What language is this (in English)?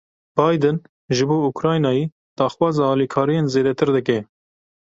Kurdish